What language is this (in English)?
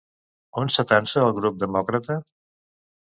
Catalan